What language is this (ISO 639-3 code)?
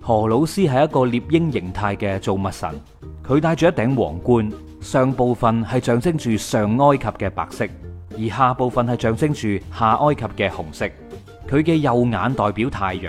zho